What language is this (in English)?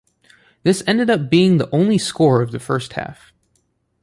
English